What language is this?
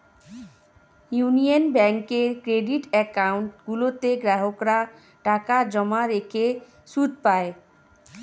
Bangla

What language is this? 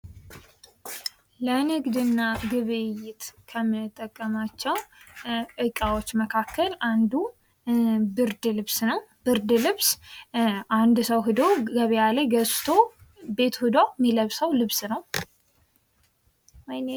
Amharic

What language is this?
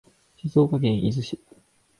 Japanese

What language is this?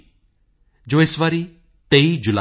Punjabi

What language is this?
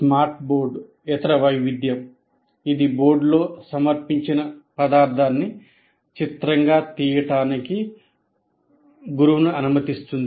Telugu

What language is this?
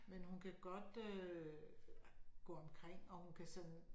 Danish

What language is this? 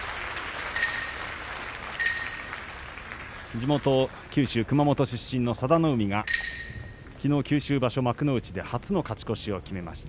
Japanese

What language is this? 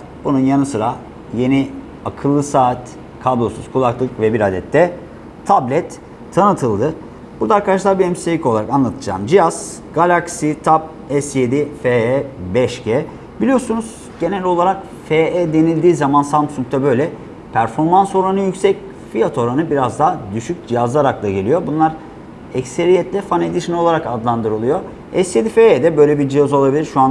Turkish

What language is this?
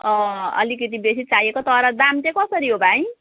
Nepali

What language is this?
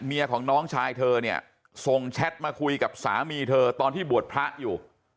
Thai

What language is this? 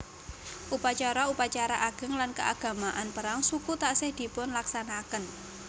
Javanese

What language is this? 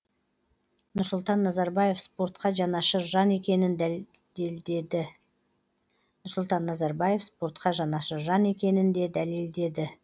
Kazakh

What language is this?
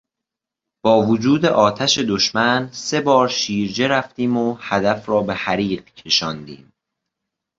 Persian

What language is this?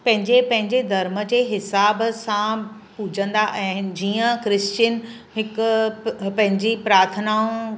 Sindhi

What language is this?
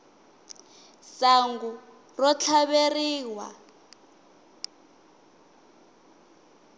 Tsonga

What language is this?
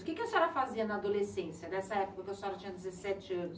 Portuguese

